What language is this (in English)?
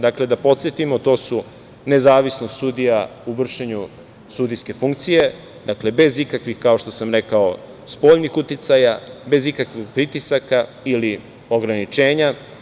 Serbian